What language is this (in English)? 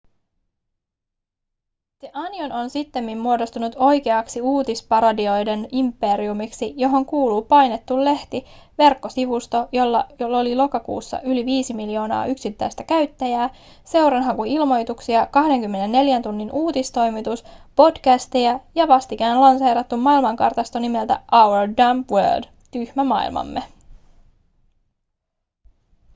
Finnish